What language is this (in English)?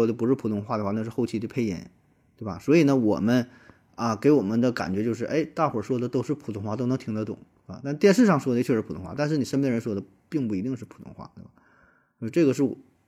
Chinese